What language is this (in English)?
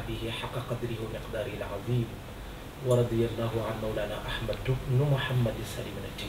Arabic